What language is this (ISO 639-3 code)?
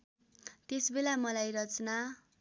nep